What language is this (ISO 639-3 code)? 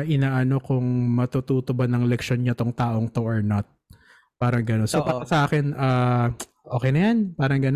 fil